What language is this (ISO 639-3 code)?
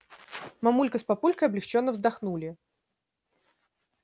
rus